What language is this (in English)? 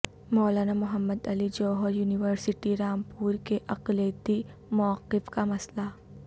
Urdu